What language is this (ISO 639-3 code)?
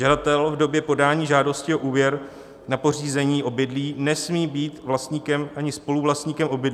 ces